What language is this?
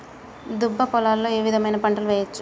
Telugu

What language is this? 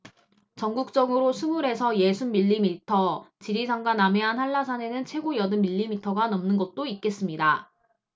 Korean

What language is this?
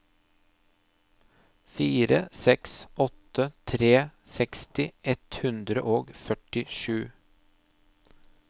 Norwegian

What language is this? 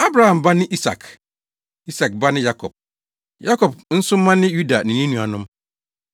Akan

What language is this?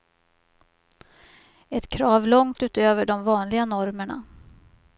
Swedish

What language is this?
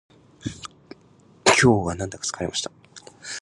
Japanese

